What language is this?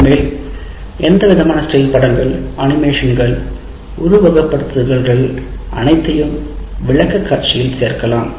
Tamil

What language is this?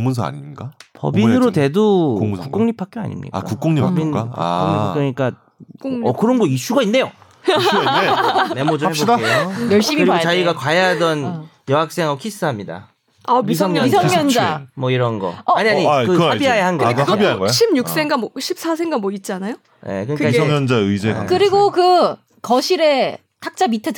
Korean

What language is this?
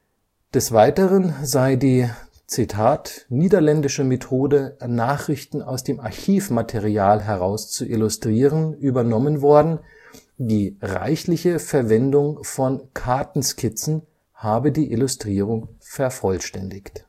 German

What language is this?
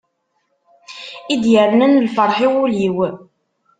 Kabyle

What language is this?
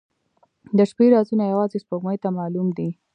Pashto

